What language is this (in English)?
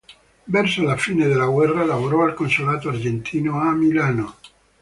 Italian